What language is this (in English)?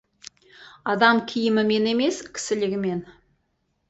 Kazakh